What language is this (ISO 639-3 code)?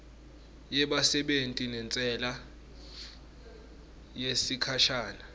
ssw